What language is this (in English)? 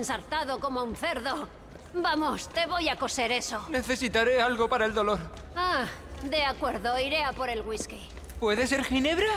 Spanish